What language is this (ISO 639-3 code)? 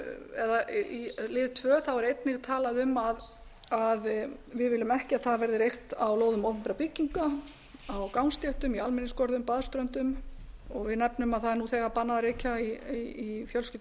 isl